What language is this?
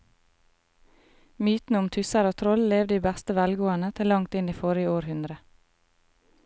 Norwegian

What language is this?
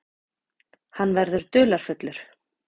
Icelandic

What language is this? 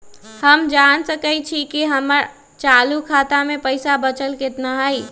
Magahi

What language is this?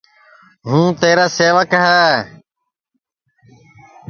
Sansi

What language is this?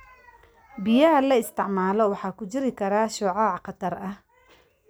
Somali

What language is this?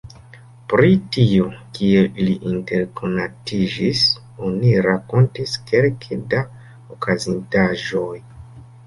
Esperanto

